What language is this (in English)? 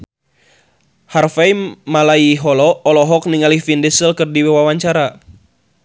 Sundanese